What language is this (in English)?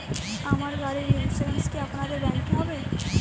Bangla